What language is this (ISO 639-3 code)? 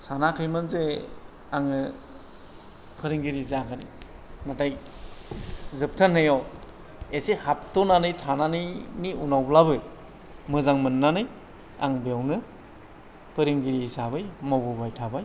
brx